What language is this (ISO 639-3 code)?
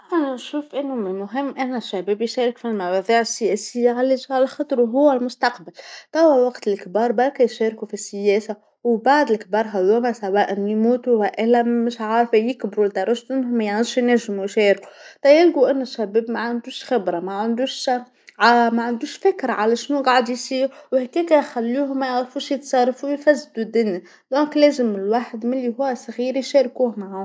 aeb